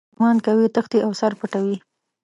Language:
Pashto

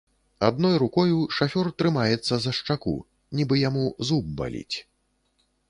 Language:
Belarusian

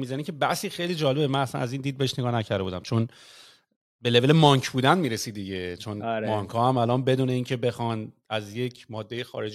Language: Persian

